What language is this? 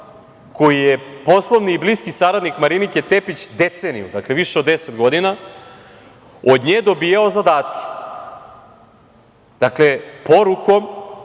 Serbian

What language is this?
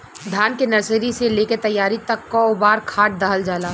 Bhojpuri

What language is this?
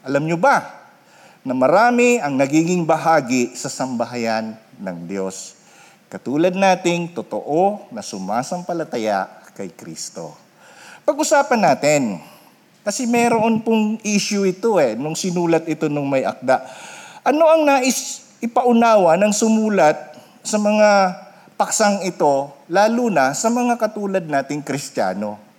Filipino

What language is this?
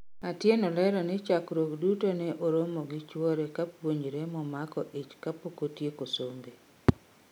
Luo (Kenya and Tanzania)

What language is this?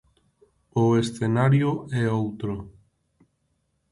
Galician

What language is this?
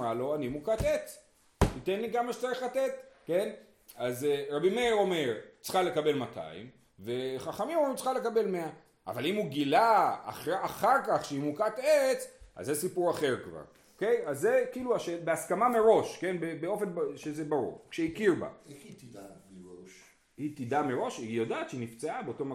Hebrew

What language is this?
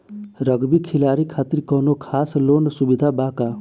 Bhojpuri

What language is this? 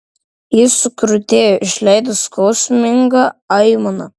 Lithuanian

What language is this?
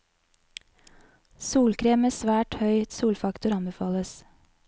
Norwegian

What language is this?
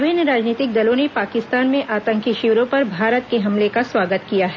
Hindi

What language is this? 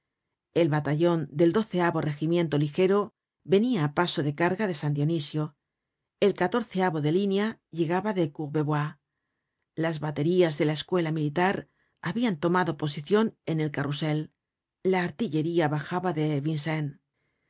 Spanish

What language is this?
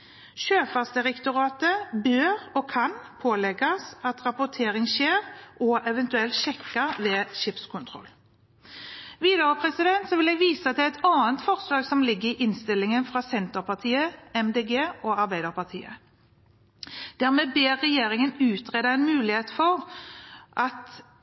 Norwegian Bokmål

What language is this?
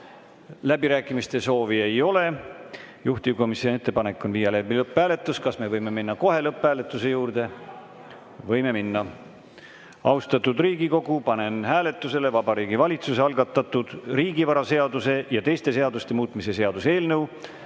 Estonian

